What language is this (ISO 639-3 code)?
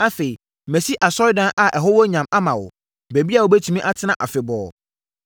aka